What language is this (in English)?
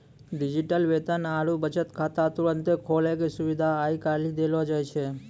Maithili